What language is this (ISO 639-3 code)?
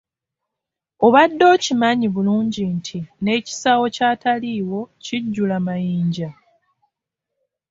lug